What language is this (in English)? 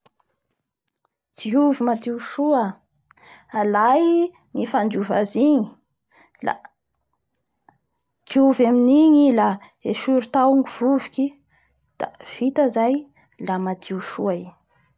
Bara Malagasy